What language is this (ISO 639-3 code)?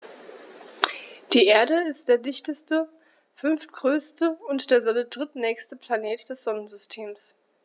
deu